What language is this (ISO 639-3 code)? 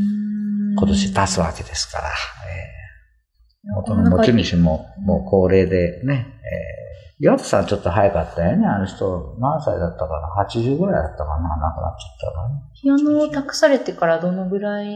jpn